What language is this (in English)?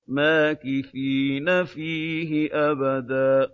Arabic